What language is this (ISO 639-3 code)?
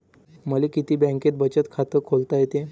mar